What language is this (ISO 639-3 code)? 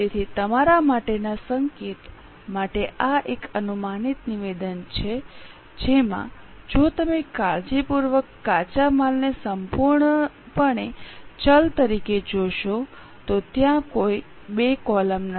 guj